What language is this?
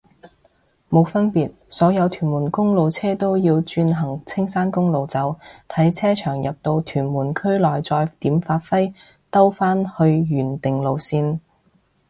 Cantonese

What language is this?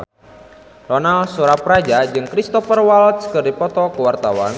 Sundanese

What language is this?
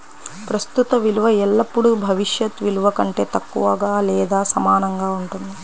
Telugu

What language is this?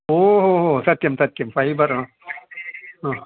Sanskrit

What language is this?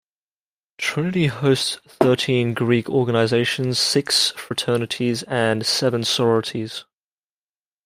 English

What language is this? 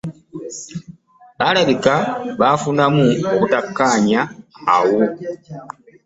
Ganda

